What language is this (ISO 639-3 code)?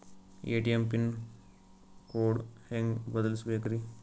kan